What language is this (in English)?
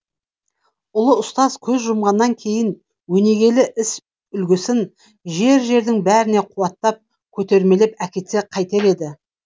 Kazakh